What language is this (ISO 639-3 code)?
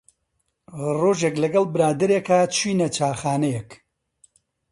ckb